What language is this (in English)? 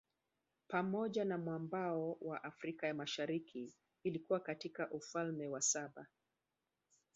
Swahili